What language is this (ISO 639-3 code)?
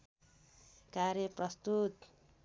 nep